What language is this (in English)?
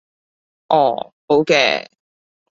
Cantonese